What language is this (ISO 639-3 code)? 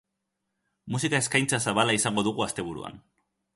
eus